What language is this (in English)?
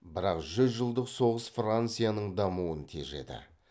Kazakh